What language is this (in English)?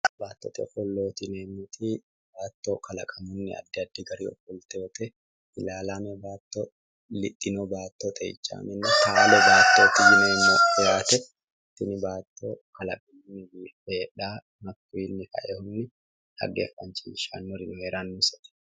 Sidamo